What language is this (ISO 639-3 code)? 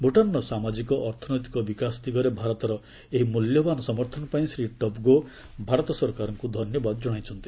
ori